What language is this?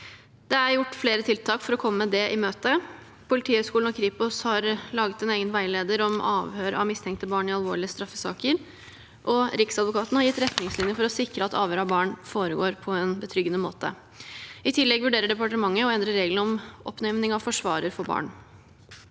Norwegian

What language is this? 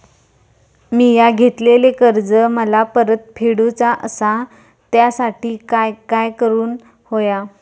Marathi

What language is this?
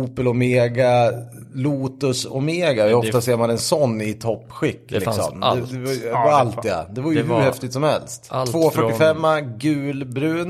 Swedish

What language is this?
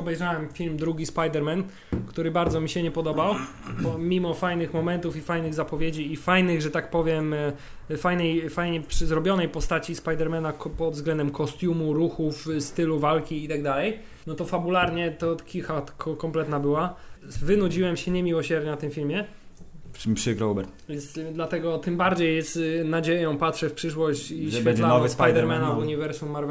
Polish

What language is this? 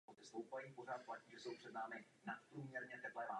Czech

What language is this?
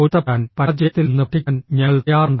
Malayalam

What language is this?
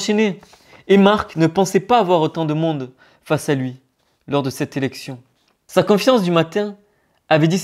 French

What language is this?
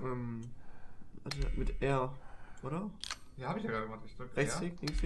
German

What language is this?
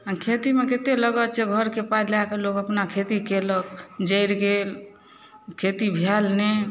Maithili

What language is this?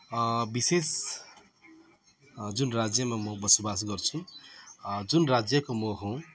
Nepali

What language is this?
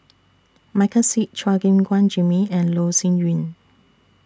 English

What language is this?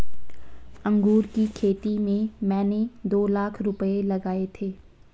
Hindi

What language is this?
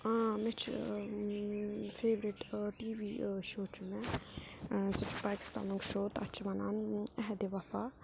Kashmiri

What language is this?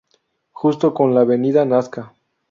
Spanish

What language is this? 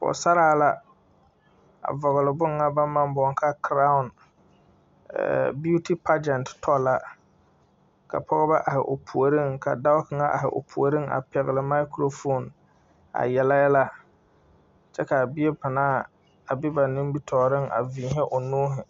Southern Dagaare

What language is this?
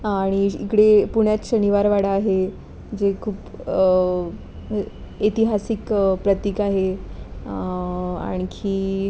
Marathi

